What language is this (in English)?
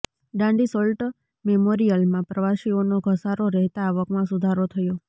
Gujarati